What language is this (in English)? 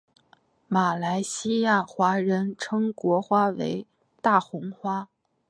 Chinese